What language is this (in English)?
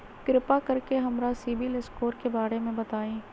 Magahi